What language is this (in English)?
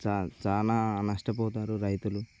Telugu